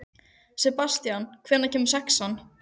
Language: Icelandic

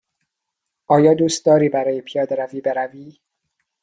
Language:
Persian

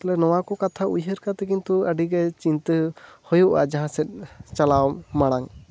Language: Santali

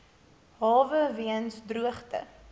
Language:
Afrikaans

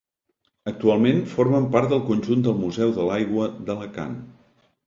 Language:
Catalan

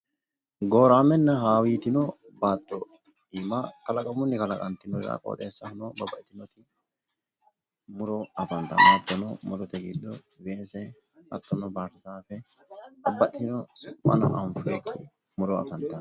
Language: Sidamo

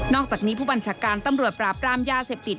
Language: Thai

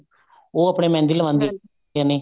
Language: Punjabi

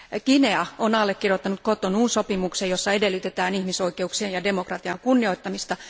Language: Finnish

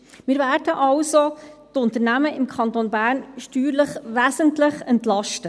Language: Swiss German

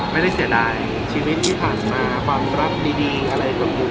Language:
Thai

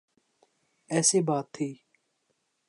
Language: Urdu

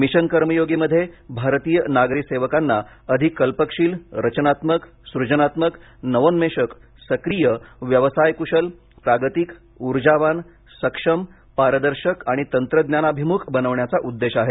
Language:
Marathi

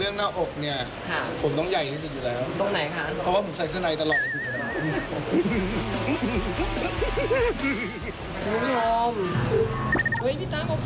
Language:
Thai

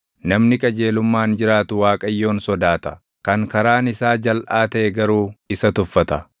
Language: Oromo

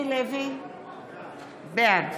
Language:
Hebrew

